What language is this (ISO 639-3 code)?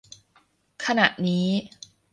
tha